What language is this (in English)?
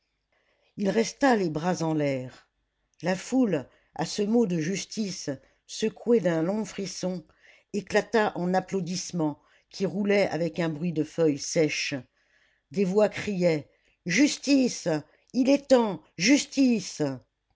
French